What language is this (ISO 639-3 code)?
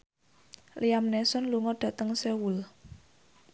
jav